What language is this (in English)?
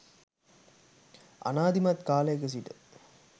Sinhala